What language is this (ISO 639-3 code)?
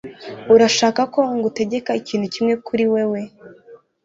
kin